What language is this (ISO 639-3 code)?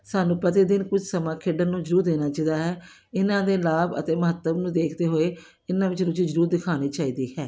pan